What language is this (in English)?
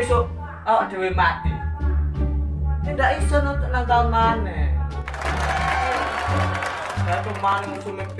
Indonesian